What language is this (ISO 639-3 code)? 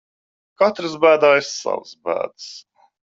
lav